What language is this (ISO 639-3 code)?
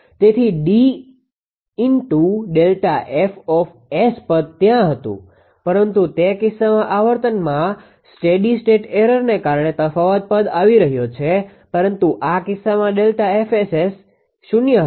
guj